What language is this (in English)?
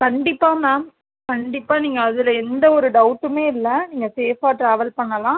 Tamil